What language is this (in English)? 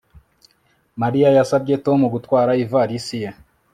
Kinyarwanda